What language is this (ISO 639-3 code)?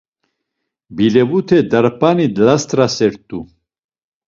lzz